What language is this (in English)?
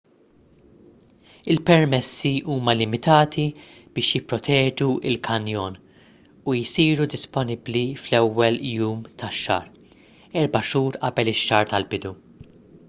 Maltese